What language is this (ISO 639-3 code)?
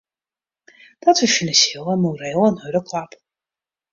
fry